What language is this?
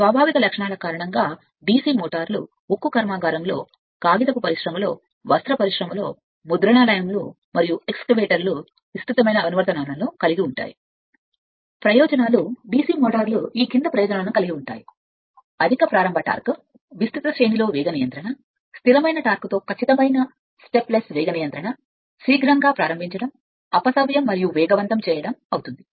Telugu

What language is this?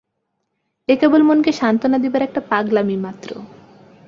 Bangla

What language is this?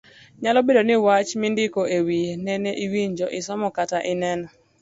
Luo (Kenya and Tanzania)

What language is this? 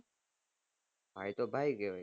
Gujarati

